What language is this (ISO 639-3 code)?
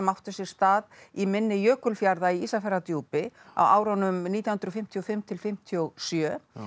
isl